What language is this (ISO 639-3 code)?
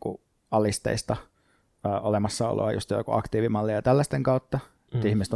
fin